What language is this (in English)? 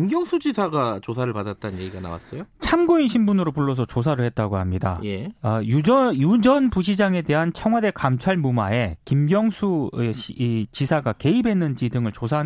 Korean